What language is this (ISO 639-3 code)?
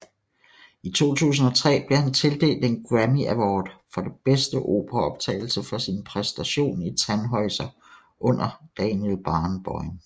dan